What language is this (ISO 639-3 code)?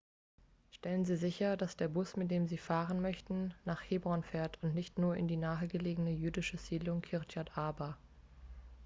deu